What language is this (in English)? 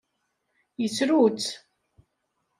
Kabyle